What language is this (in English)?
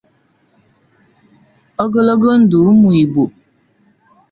Igbo